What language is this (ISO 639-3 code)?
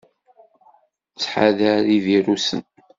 kab